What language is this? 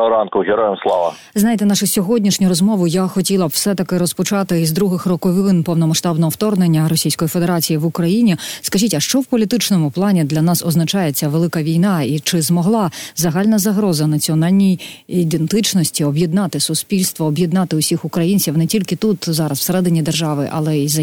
Ukrainian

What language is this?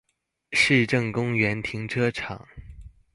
Chinese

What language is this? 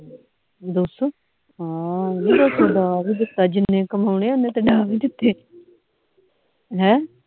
Punjabi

